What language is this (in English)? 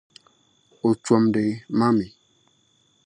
Dagbani